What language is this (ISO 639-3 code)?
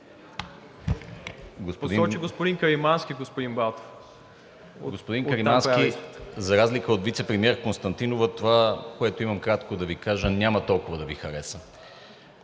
bul